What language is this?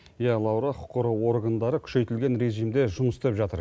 Kazakh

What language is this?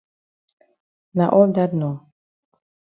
Cameroon Pidgin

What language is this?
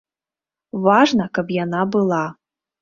Belarusian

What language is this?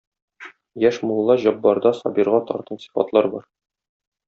Tatar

